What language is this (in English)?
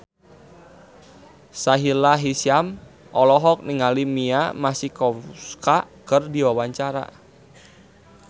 Sundanese